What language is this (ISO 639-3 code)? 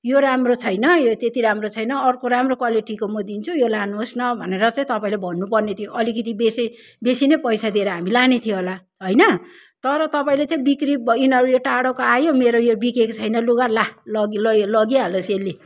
nep